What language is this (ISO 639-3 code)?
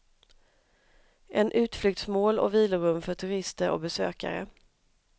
swe